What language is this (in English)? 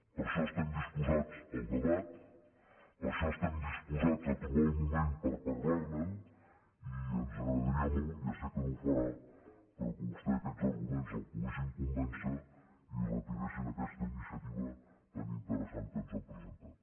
Catalan